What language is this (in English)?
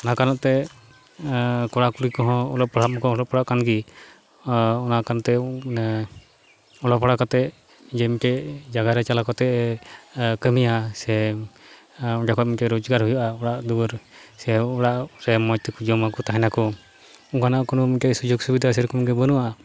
Santali